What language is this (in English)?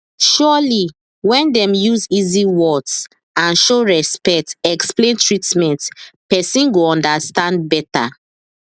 Nigerian Pidgin